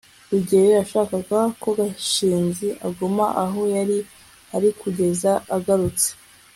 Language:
Kinyarwanda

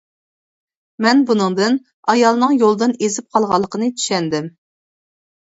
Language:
Uyghur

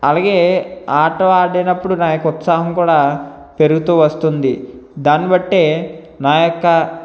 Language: Telugu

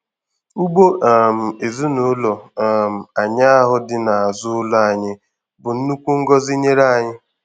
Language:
Igbo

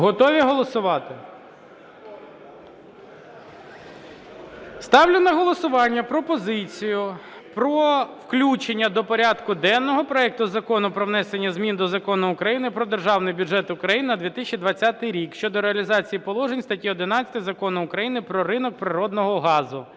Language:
Ukrainian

